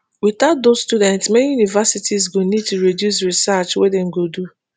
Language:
Nigerian Pidgin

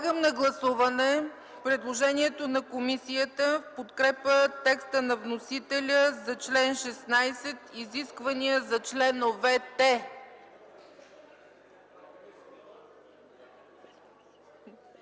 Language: Bulgarian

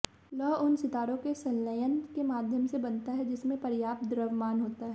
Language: Hindi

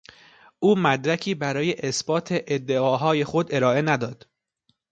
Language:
Persian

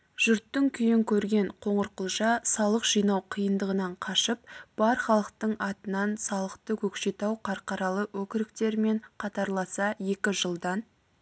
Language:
Kazakh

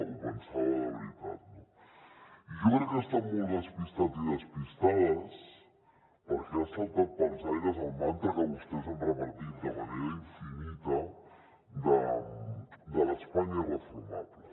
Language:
Catalan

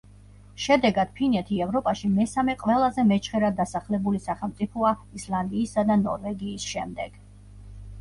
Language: Georgian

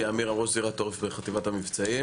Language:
Hebrew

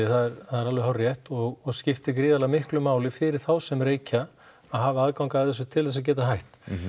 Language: Icelandic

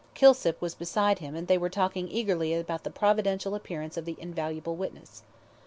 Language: English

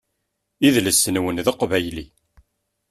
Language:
Kabyle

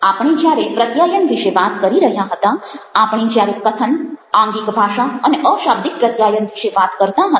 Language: Gujarati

